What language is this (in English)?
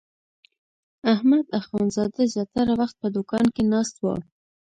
Pashto